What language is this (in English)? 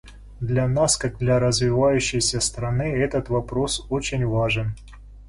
Russian